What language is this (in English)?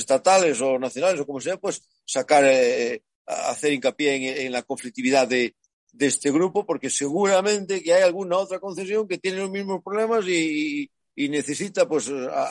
Spanish